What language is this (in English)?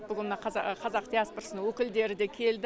Kazakh